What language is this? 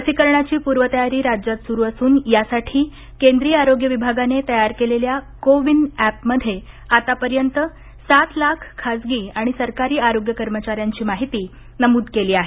Marathi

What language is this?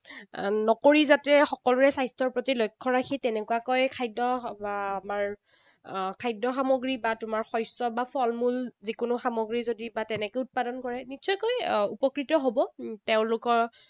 Assamese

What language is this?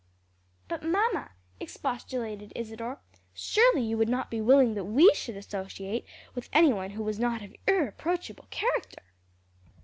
English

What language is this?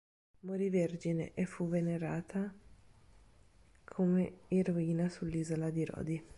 Italian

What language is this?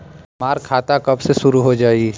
Bhojpuri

